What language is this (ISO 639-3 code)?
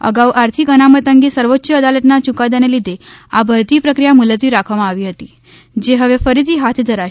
guj